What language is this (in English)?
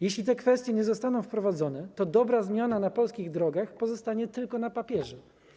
Polish